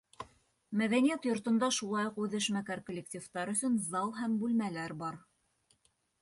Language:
Bashkir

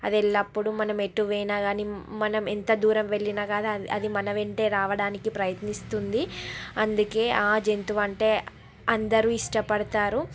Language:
Telugu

